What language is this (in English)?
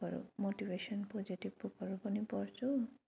Nepali